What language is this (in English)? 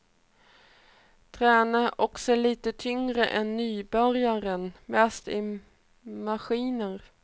Swedish